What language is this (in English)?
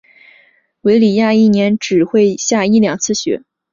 Chinese